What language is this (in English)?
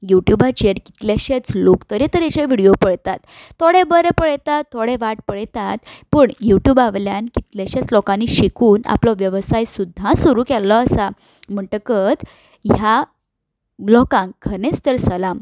Konkani